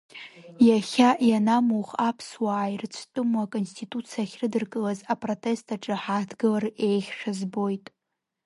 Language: Abkhazian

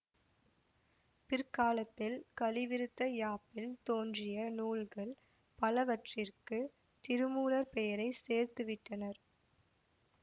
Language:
Tamil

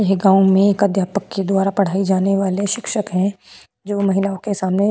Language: Hindi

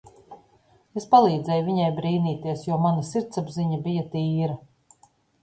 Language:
Latvian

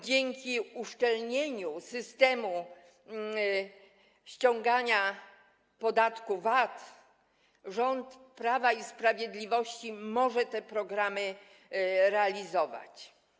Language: Polish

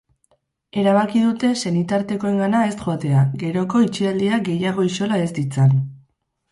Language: Basque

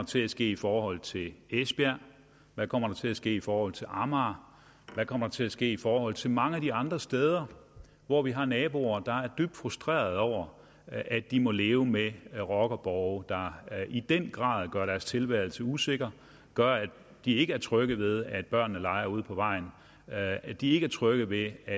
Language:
Danish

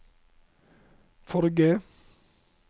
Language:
Norwegian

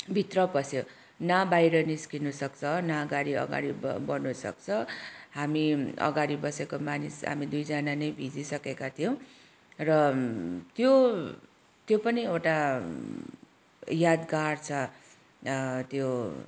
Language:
Nepali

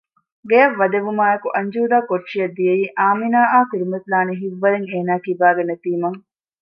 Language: Divehi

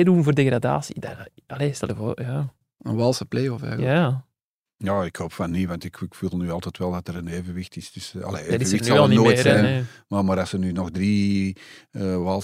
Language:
Dutch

